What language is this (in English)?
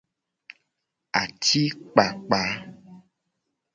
Gen